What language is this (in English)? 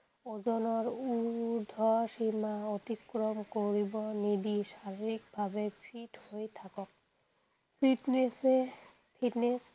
Assamese